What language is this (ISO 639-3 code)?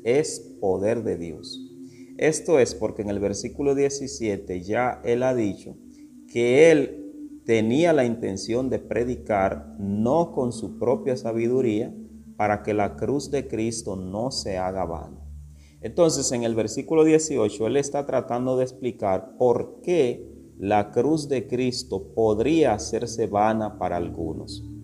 spa